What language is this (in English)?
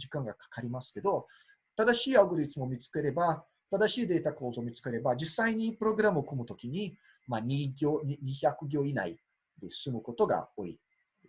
Japanese